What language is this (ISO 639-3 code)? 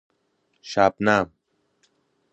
fas